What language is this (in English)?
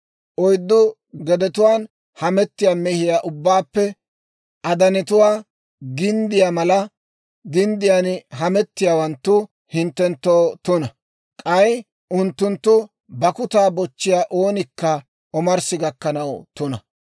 Dawro